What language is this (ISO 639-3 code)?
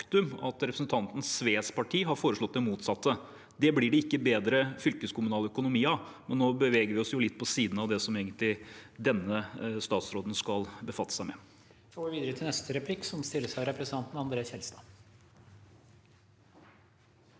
nor